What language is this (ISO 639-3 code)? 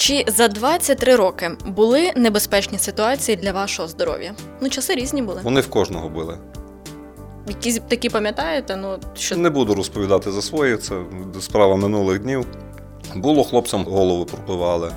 ukr